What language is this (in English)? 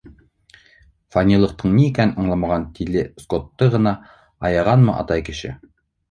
Bashkir